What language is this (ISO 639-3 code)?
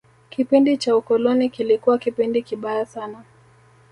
swa